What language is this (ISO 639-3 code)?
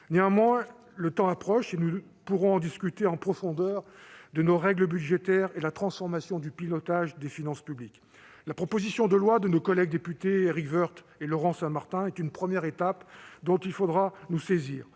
fra